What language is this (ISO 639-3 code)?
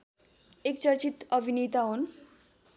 nep